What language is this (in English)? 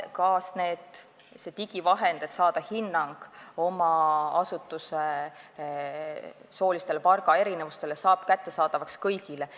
Estonian